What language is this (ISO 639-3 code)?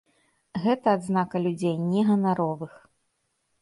bel